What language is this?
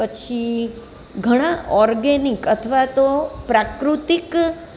Gujarati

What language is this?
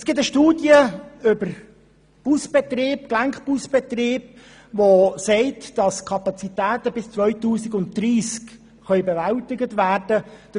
Swiss German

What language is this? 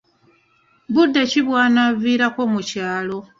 Ganda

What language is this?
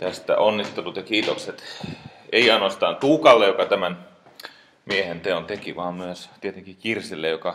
Finnish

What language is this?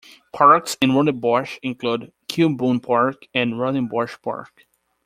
English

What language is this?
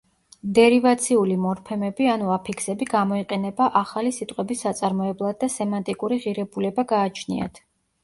Georgian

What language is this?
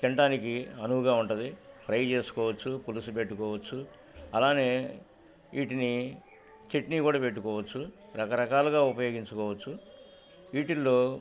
Telugu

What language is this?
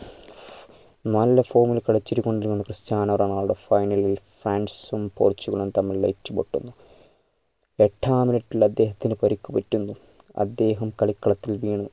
Malayalam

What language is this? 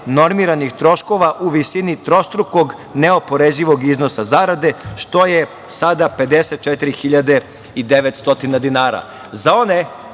Serbian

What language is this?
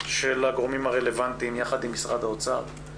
Hebrew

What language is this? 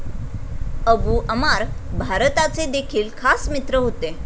Marathi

